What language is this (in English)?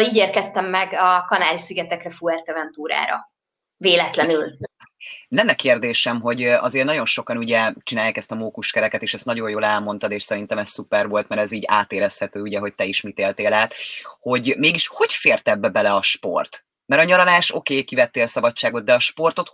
Hungarian